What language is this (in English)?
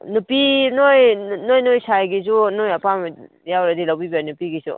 Manipuri